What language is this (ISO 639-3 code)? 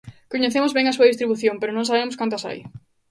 glg